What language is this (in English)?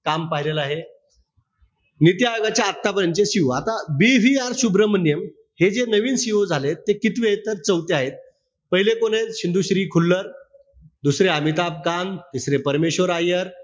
Marathi